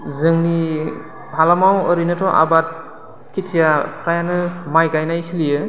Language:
Bodo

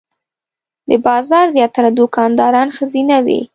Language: Pashto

